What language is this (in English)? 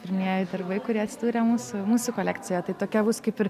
Lithuanian